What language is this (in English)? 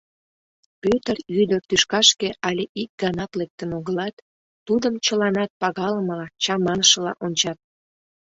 Mari